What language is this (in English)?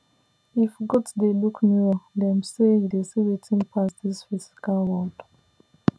Nigerian Pidgin